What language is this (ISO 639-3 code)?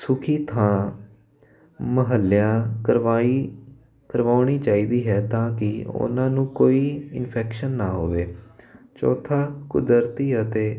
pan